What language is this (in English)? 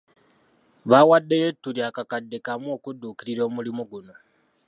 Ganda